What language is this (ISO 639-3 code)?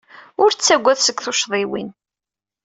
kab